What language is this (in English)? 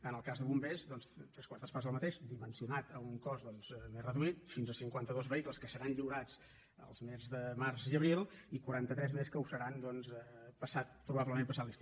Catalan